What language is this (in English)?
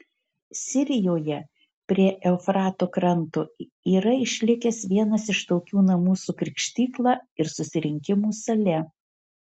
Lithuanian